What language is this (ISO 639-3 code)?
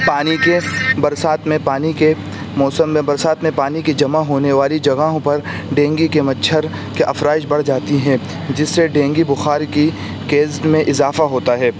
urd